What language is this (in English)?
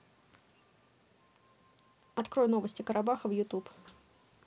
Russian